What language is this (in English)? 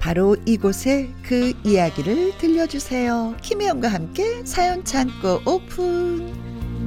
Korean